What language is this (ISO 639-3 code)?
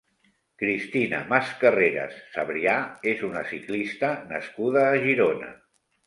cat